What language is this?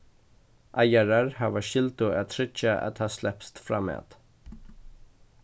Faroese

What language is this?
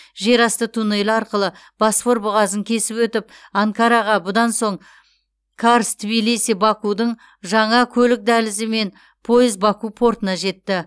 Kazakh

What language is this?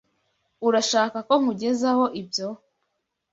Kinyarwanda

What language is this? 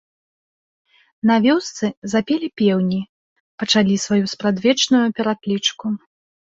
Belarusian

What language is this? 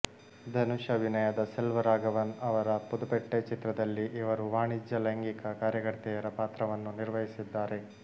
Kannada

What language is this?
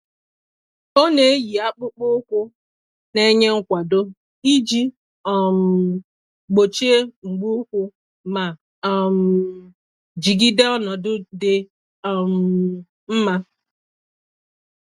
Igbo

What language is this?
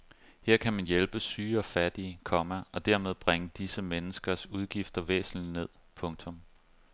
Danish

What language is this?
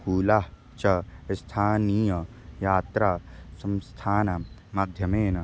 Sanskrit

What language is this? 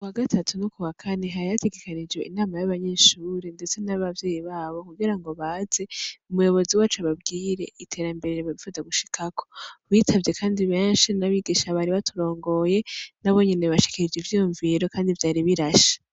Rundi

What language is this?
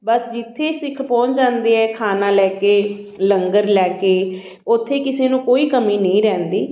Punjabi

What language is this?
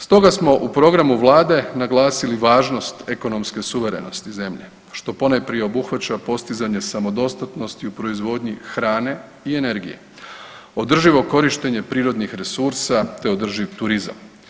Croatian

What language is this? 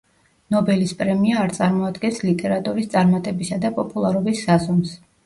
Georgian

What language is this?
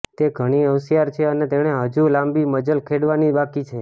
Gujarati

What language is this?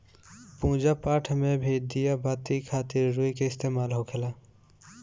Bhojpuri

